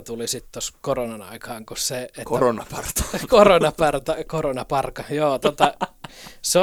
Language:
Finnish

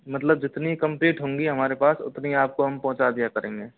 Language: Hindi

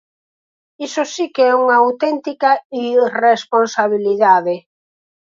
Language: Galician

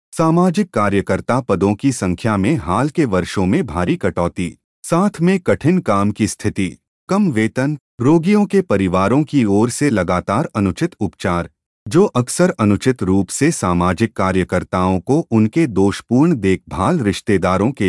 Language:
Hindi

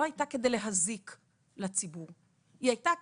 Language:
Hebrew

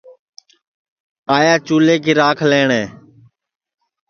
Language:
Sansi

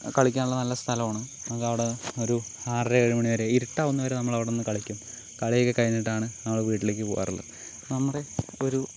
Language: Malayalam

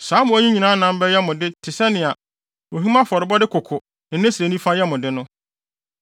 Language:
Akan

